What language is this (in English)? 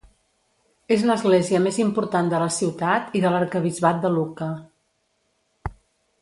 Catalan